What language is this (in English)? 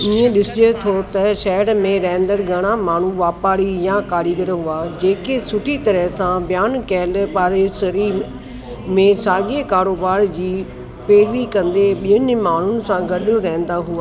Sindhi